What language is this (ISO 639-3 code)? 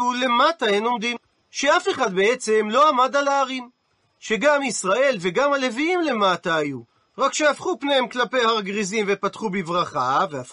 heb